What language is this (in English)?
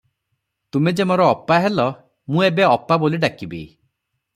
Odia